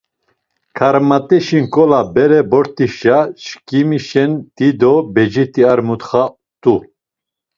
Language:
Laz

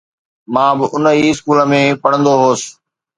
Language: Sindhi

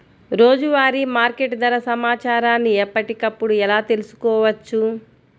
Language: Telugu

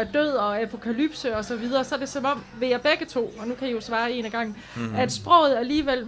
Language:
Danish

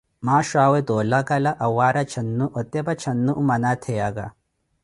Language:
Koti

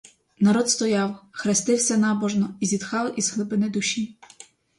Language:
Ukrainian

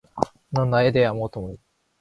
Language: Korean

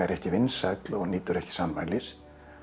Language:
Icelandic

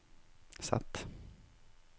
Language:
Norwegian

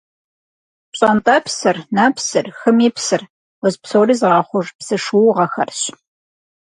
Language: Kabardian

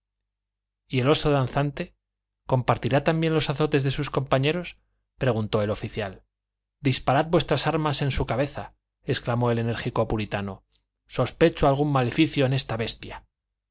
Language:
Spanish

